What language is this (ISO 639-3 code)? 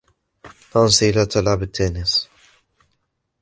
ara